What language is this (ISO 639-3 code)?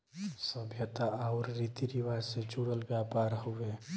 bho